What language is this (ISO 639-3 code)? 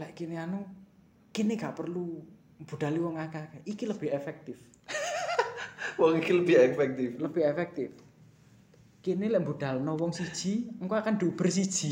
ind